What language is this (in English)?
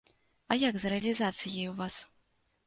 Belarusian